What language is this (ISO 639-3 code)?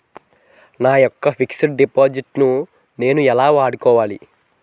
tel